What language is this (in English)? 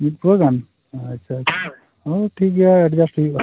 Santali